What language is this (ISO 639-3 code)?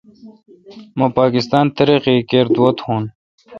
xka